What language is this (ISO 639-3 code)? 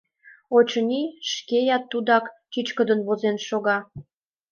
chm